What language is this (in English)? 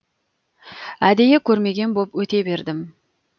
Kazakh